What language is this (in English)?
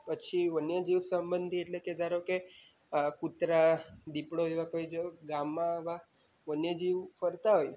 Gujarati